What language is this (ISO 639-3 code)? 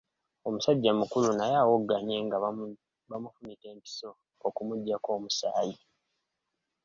lug